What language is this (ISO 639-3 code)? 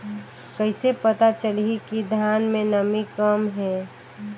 hne